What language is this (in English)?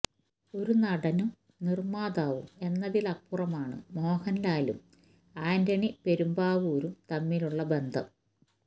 Malayalam